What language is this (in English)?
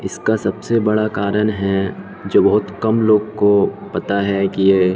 Urdu